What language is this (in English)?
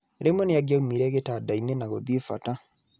Kikuyu